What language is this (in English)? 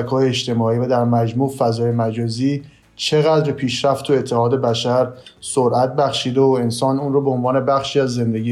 Persian